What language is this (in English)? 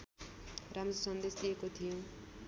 Nepali